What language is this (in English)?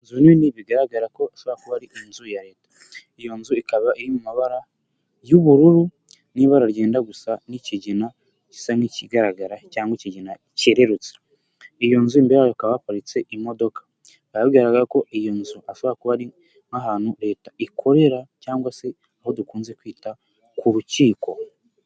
Kinyarwanda